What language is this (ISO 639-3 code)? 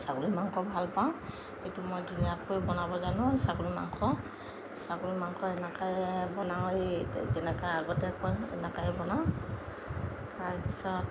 asm